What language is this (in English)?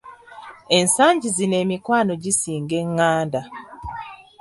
Ganda